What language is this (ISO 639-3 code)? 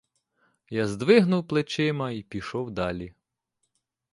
ukr